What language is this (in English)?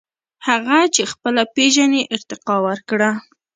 Pashto